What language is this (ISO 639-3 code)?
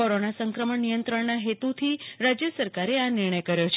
guj